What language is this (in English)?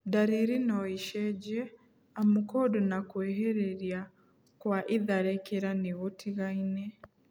Kikuyu